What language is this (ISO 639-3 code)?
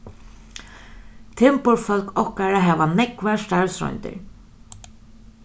fao